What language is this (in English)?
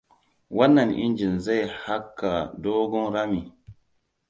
Hausa